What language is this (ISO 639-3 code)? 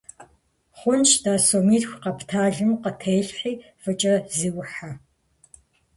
kbd